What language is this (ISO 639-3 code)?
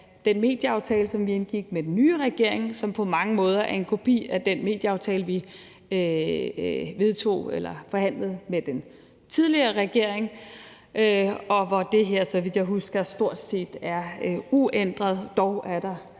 dan